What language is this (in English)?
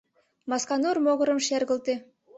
Mari